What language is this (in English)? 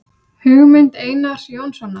Icelandic